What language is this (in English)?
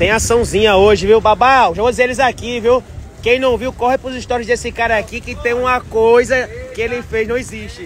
Portuguese